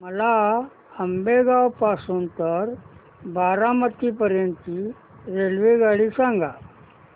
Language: Marathi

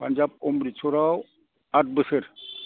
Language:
Bodo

